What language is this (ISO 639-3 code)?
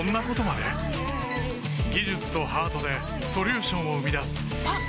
jpn